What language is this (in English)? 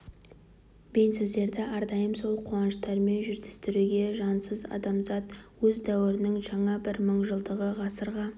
Kazakh